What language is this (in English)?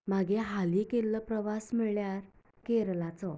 Konkani